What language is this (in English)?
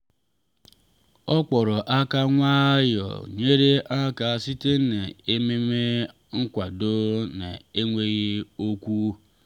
Igbo